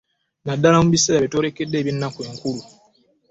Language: Ganda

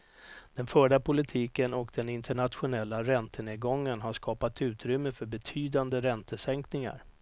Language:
Swedish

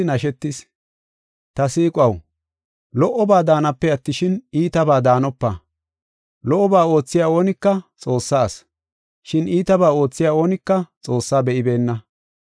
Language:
Gofa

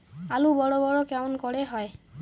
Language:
Bangla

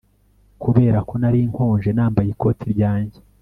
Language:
Kinyarwanda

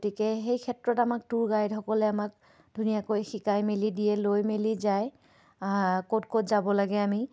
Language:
Assamese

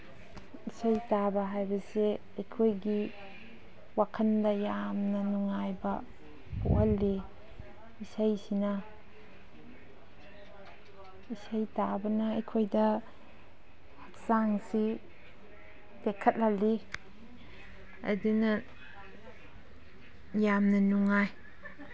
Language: Manipuri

